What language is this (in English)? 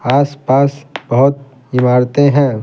Hindi